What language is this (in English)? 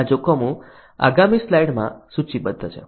Gujarati